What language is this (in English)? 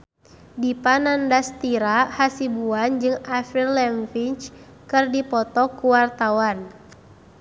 Sundanese